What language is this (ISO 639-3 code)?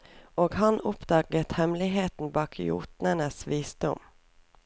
nor